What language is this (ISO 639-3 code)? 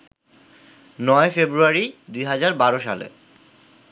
ben